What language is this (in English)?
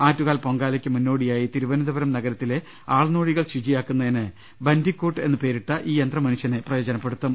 Malayalam